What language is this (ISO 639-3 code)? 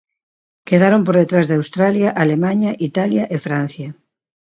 glg